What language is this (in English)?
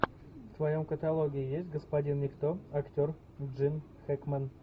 Russian